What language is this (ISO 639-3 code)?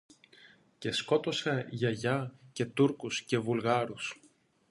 ell